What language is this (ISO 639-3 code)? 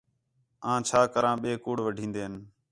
xhe